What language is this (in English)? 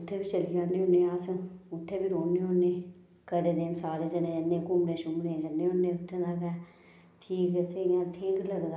Dogri